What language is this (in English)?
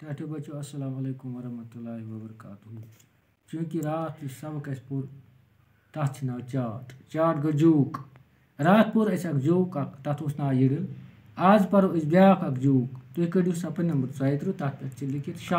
Romanian